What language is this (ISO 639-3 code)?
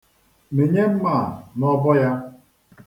ibo